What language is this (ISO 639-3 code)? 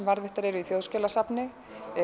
isl